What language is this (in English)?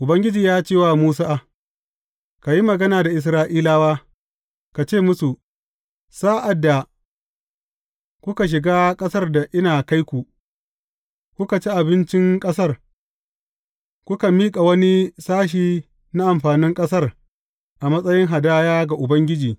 Hausa